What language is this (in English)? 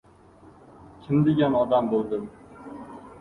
Uzbek